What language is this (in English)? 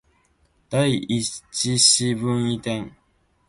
Japanese